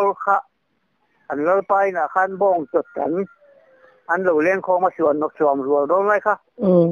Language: Thai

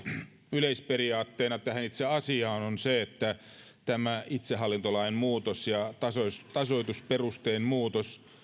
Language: Finnish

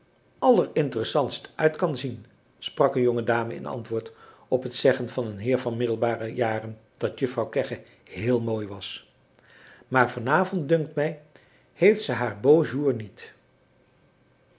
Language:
Dutch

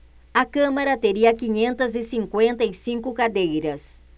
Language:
Portuguese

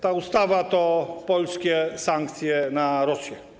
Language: Polish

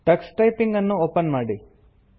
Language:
Kannada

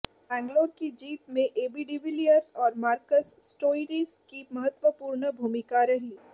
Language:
Hindi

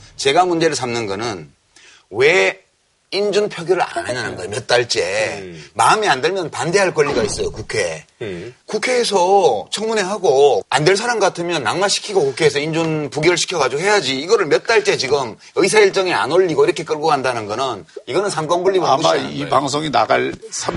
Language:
Korean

